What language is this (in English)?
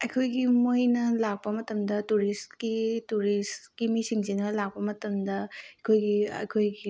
Manipuri